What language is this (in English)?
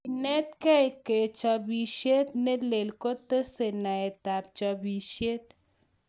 Kalenjin